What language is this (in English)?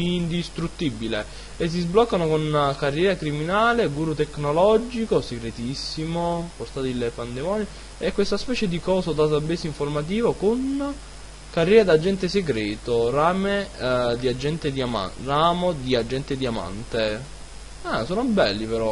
Italian